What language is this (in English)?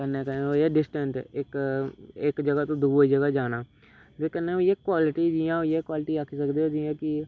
Dogri